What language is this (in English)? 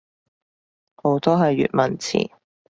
Cantonese